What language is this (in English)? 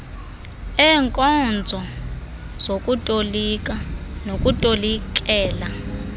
Xhosa